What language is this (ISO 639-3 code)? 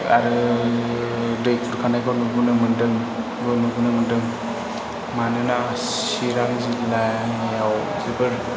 brx